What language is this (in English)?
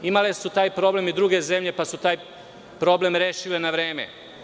Serbian